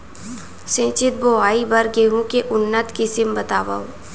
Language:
Chhattisgarhi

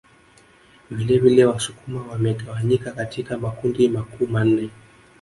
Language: Swahili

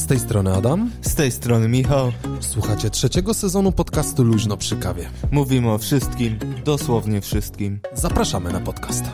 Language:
Polish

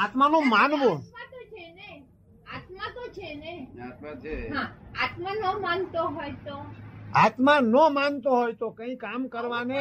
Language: Gujarati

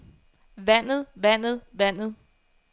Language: Danish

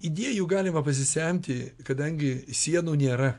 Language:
Lithuanian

